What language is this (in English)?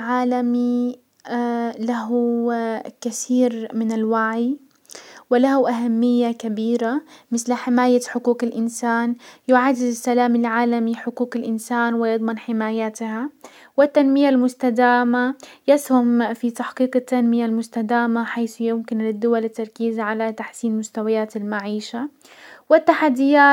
Hijazi Arabic